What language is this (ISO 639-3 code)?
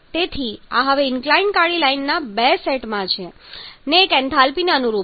guj